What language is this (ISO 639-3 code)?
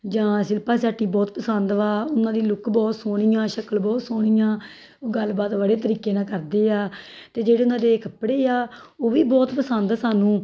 pan